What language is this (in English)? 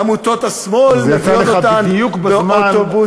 Hebrew